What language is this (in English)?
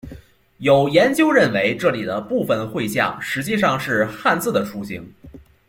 Chinese